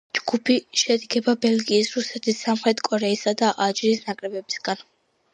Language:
Georgian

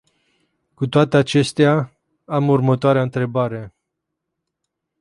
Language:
Romanian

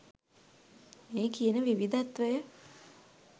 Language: Sinhala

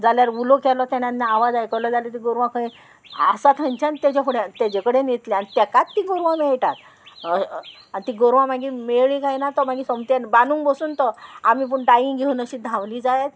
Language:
Konkani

